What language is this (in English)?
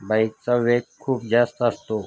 Marathi